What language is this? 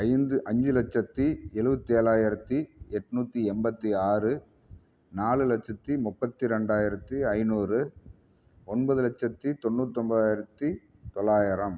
Tamil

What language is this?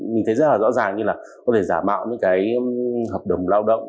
Vietnamese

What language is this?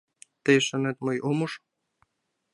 Mari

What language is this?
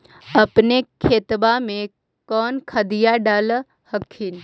Magahi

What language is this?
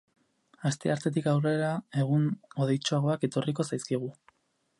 Basque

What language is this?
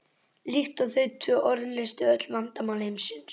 Icelandic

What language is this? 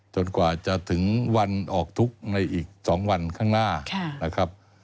Thai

